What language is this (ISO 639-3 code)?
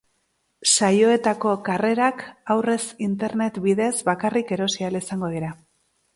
eus